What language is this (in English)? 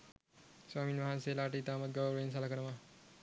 Sinhala